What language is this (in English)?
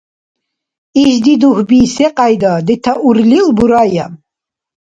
Dargwa